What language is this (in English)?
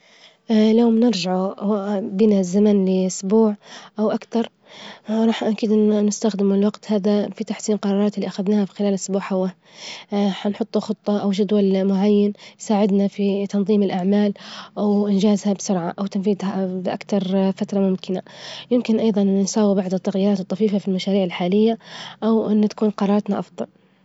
Libyan Arabic